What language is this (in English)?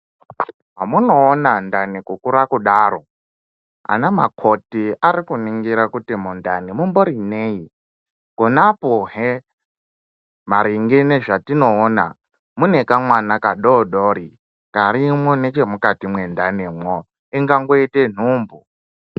Ndau